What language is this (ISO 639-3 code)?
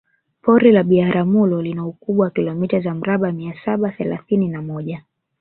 swa